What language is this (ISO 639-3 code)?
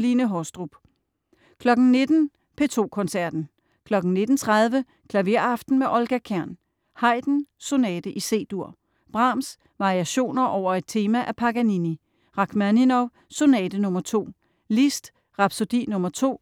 dan